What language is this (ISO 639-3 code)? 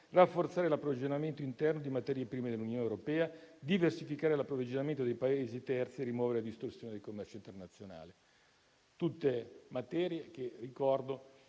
ita